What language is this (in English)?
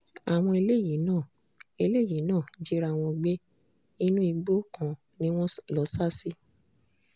Yoruba